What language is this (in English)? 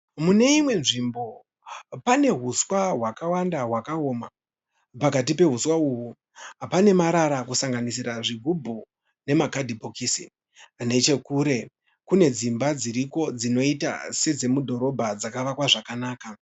Shona